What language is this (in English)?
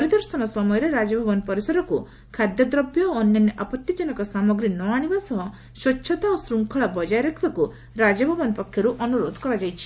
Odia